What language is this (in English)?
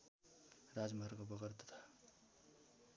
Nepali